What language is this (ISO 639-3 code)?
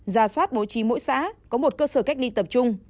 vie